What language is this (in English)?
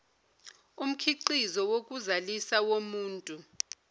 Zulu